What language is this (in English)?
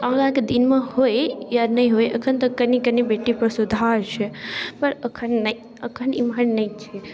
Maithili